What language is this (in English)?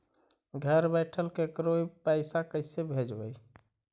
Magahi